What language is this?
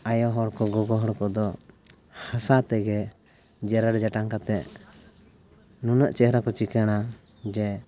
Santali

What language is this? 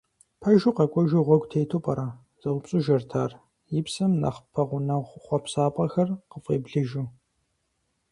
Kabardian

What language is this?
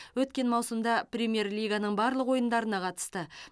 Kazakh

